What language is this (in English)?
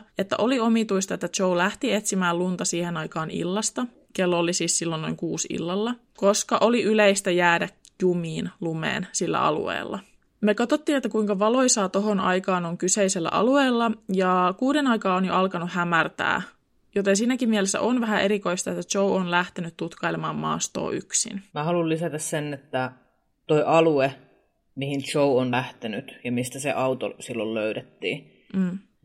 Finnish